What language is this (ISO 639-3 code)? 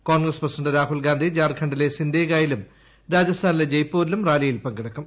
mal